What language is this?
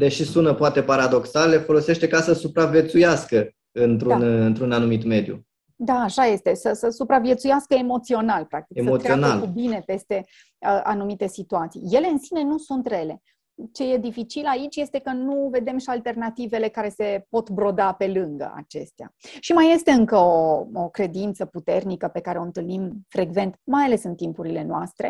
Romanian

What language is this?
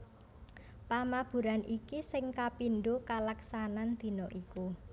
Javanese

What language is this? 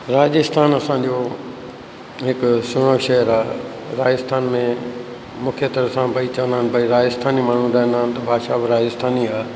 Sindhi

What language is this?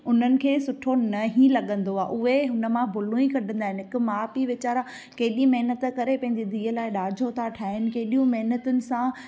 Sindhi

